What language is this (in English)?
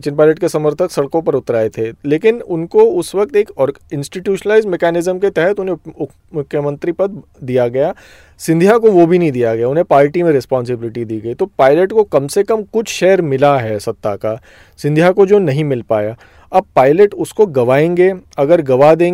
Hindi